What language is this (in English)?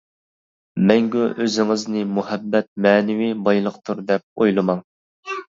Uyghur